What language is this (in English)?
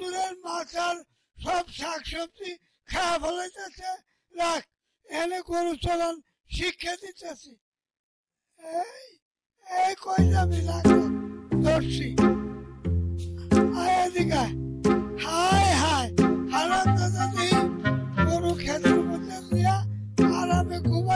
Turkish